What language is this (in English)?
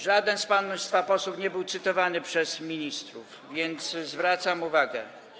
Polish